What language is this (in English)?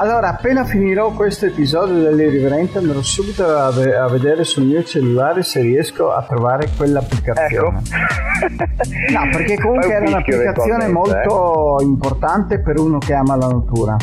Italian